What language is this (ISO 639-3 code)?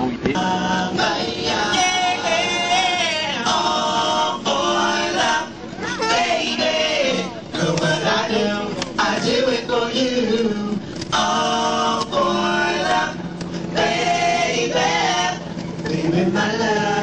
eng